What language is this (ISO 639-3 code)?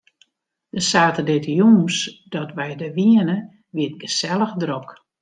fry